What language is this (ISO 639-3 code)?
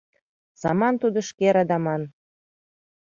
chm